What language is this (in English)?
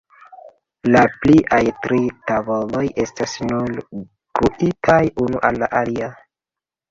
Esperanto